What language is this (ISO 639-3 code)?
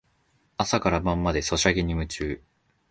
jpn